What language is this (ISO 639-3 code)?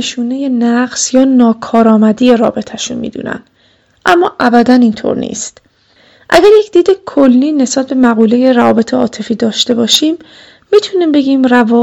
fas